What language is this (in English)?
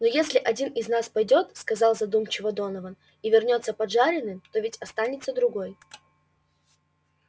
Russian